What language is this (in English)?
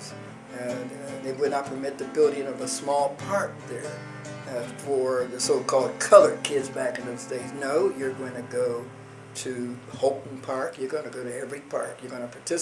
English